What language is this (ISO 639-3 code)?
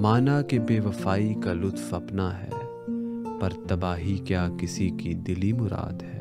urd